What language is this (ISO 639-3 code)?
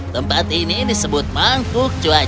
ind